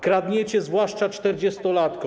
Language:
Polish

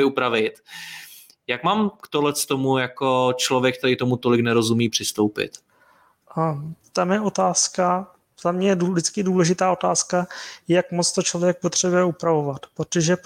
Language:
Czech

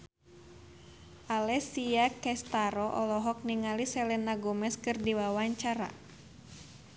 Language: Sundanese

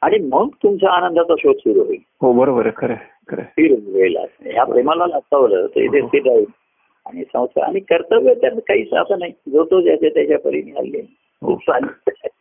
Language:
Marathi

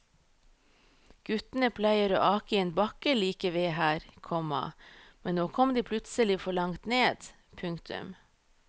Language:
Norwegian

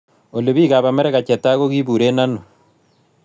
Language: Kalenjin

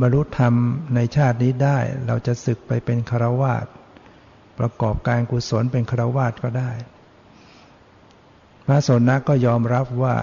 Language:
Thai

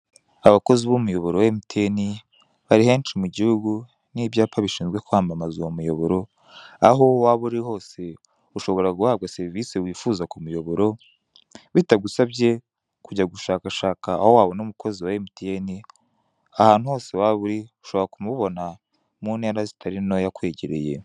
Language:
Kinyarwanda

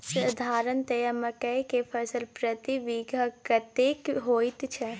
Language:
Maithili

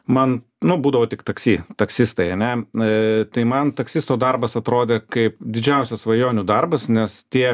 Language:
Lithuanian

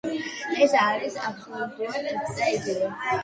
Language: Georgian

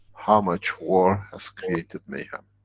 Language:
English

